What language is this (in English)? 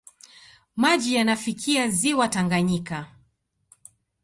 Swahili